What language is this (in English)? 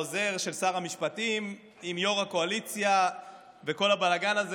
Hebrew